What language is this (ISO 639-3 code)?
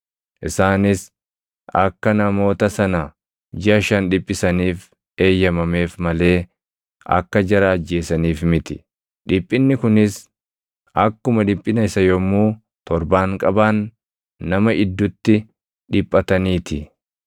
orm